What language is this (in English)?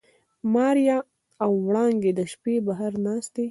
Pashto